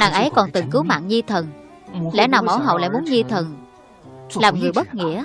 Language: Vietnamese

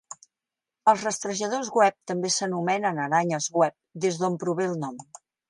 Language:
Catalan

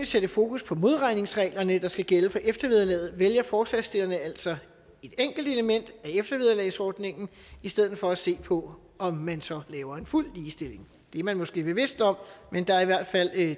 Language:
Danish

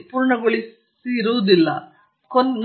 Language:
Kannada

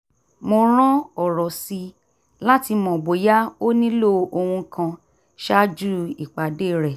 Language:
Yoruba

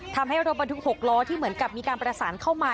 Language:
Thai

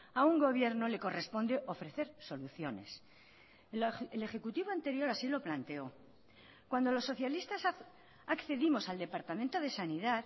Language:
Spanish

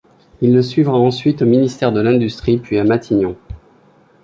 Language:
French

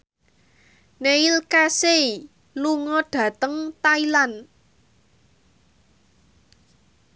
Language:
Javanese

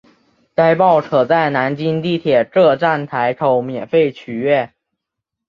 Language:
Chinese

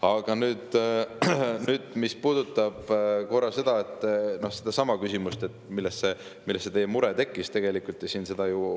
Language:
Estonian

